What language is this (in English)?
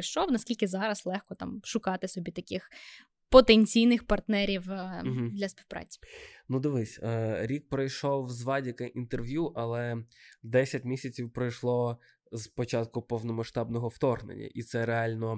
Ukrainian